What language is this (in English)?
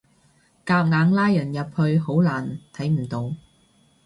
Cantonese